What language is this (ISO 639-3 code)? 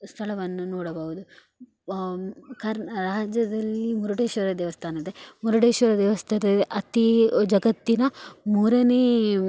kan